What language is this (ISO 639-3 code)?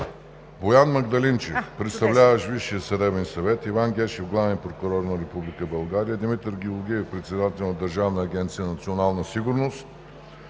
bul